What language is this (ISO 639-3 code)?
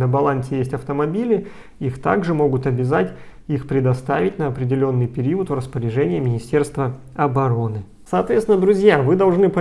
rus